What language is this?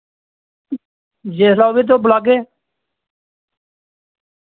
Dogri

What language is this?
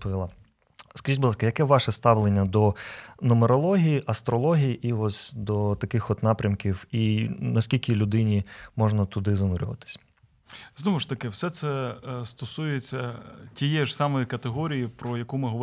Ukrainian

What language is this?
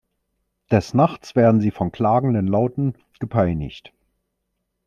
German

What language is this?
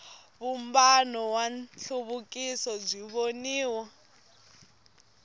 Tsonga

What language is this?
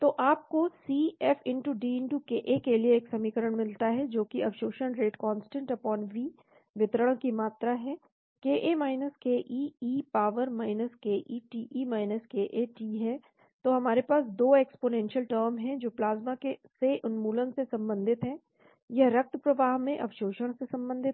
Hindi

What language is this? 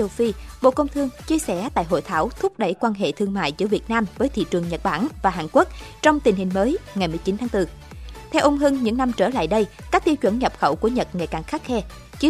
Vietnamese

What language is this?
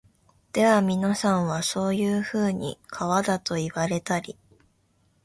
Japanese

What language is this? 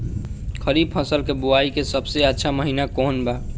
Bhojpuri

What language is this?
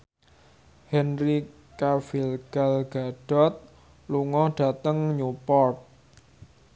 Javanese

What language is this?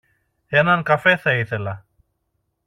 Greek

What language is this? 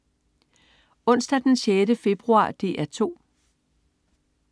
Danish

